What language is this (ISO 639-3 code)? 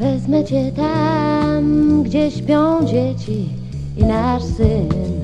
pol